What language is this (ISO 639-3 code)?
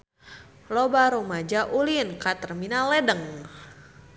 sun